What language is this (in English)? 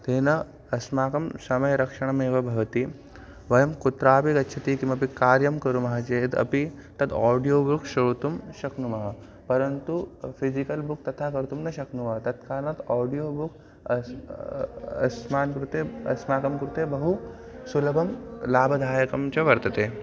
Sanskrit